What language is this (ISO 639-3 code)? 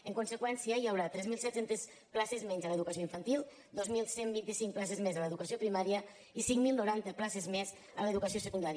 cat